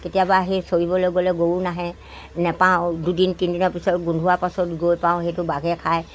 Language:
Assamese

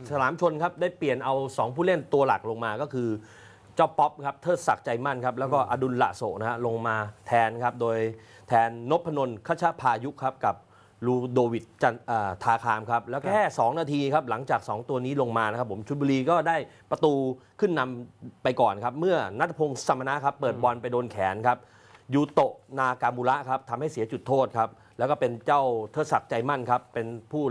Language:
Thai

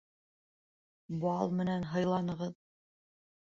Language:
Bashkir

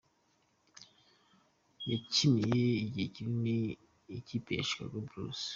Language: Kinyarwanda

